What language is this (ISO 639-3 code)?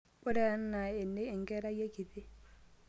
mas